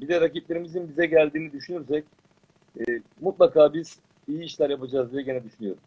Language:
Turkish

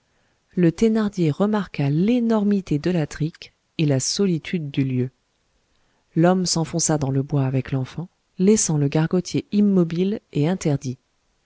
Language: French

